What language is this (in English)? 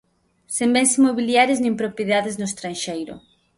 Galician